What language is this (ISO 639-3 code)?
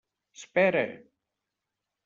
cat